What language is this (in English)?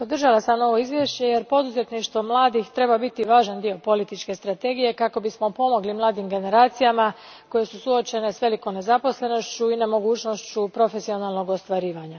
Croatian